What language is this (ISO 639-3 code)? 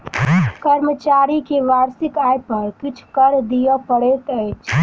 mai